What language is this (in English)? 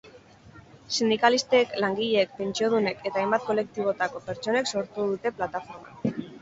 Basque